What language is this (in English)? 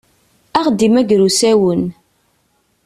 Kabyle